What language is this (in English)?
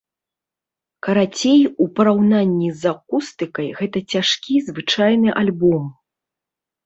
Belarusian